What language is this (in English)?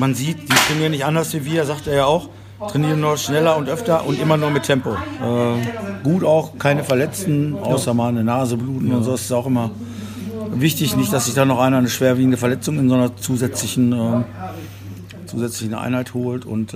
German